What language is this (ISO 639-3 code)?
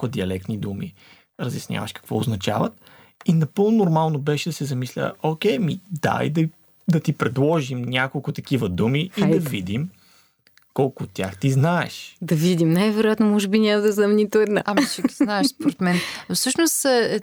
bul